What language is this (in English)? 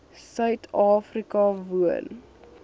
Afrikaans